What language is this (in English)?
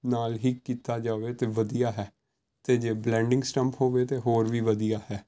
Punjabi